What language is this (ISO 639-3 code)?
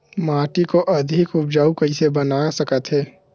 hne